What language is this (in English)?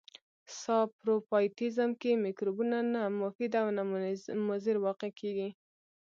Pashto